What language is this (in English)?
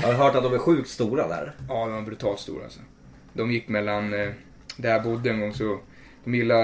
Swedish